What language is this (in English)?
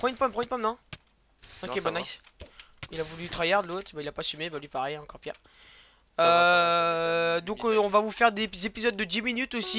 French